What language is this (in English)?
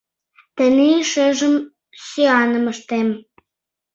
Mari